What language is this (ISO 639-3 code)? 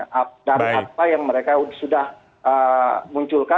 ind